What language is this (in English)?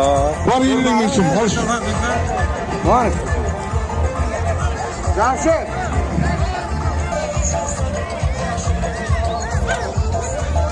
Turkish